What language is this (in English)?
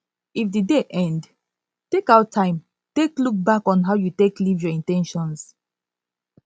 Nigerian Pidgin